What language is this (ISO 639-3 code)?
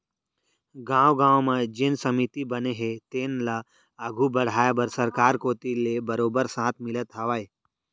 hne